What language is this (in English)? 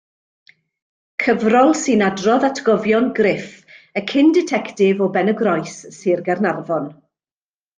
Welsh